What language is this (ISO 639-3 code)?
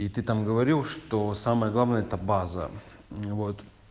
rus